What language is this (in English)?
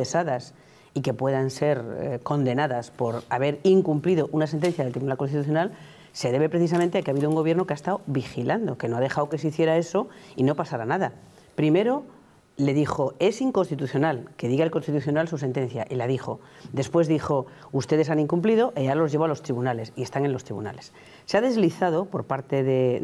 Spanish